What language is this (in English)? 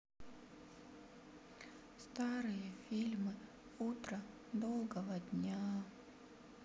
Russian